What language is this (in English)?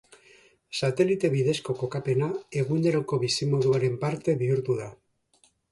Basque